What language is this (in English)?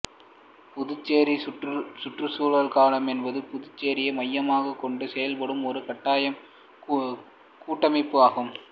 Tamil